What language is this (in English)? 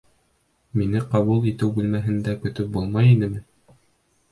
Bashkir